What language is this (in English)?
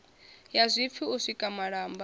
Venda